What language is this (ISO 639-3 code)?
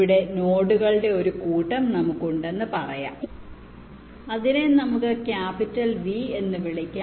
mal